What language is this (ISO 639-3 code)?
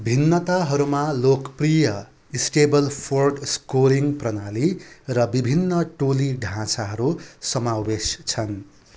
nep